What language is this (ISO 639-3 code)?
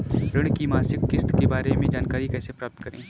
hin